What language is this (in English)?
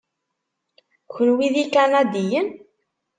Kabyle